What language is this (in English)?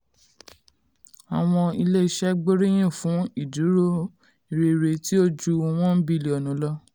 Yoruba